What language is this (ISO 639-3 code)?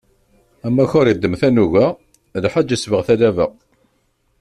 kab